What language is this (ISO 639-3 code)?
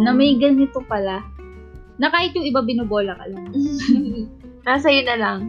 fil